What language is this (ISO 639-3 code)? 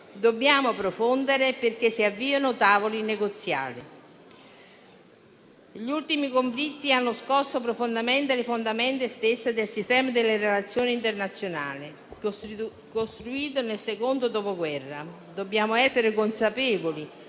ita